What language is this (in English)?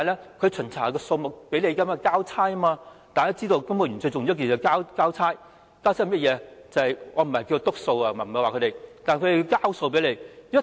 Cantonese